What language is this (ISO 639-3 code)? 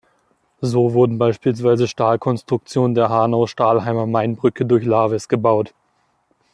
deu